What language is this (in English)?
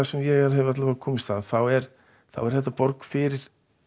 Icelandic